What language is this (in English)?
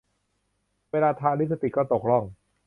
Thai